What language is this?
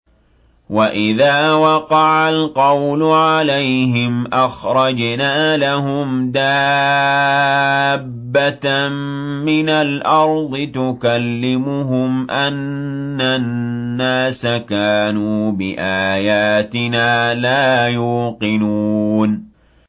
Arabic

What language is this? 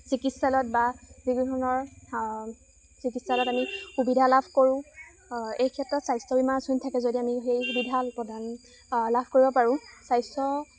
Assamese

